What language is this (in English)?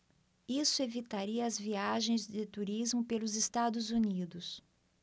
Portuguese